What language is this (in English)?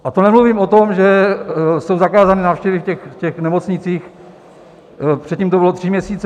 Czech